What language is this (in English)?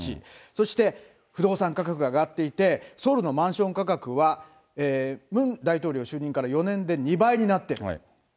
Japanese